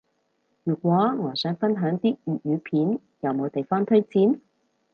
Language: Cantonese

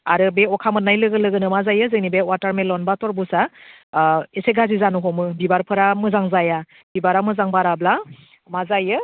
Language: Bodo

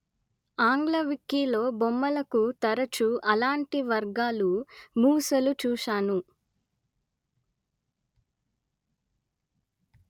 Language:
Telugu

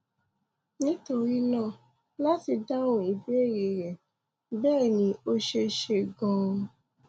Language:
Yoruba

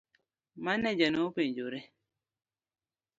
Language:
Luo (Kenya and Tanzania)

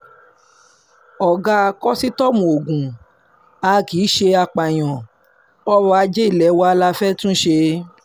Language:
Yoruba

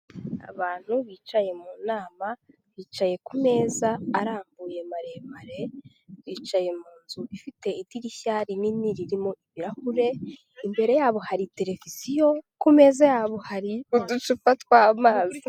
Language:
Kinyarwanda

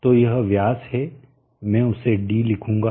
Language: Hindi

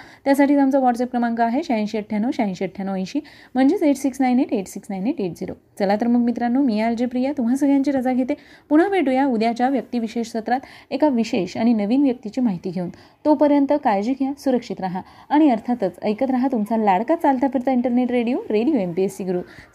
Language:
Marathi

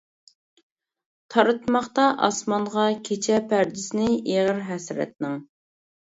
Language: Uyghur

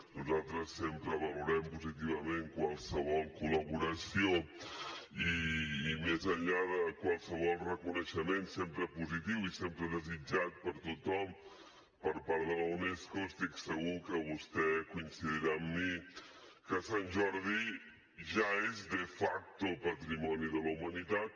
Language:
Catalan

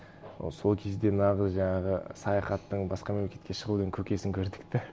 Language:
Kazakh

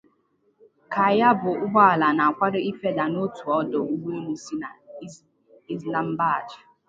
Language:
Igbo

